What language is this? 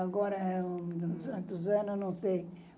Portuguese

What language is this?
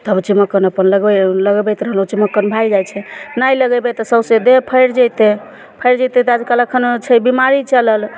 Maithili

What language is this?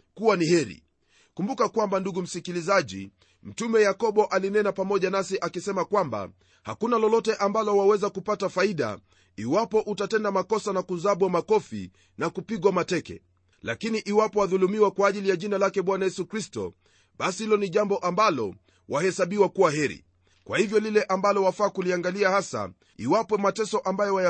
Swahili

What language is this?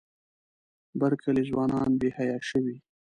Pashto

